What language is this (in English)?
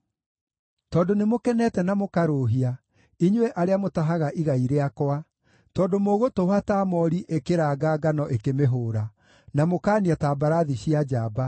Kikuyu